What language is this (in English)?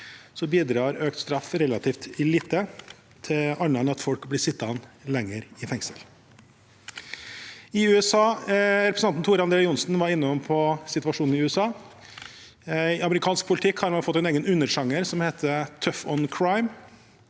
Norwegian